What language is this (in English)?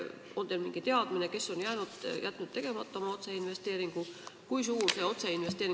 Estonian